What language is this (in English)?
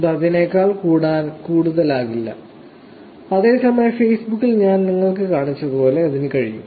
Malayalam